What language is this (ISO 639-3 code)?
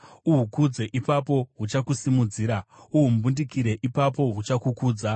sna